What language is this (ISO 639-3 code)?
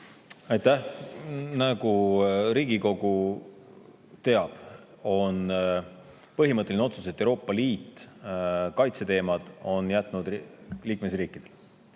est